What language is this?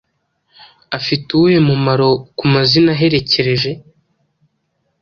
Kinyarwanda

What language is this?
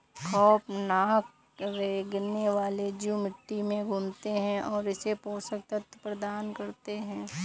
Hindi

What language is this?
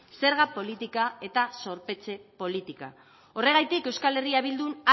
Basque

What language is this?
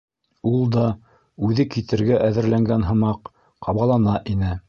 Bashkir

